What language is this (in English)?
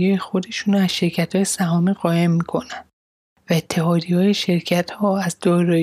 Persian